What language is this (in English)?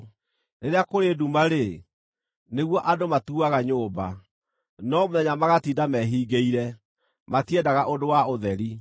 Kikuyu